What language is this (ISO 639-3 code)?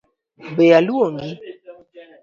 luo